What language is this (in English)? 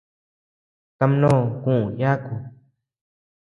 Tepeuxila Cuicatec